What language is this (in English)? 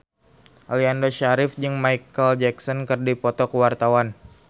Sundanese